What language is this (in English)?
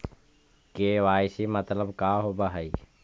Magahi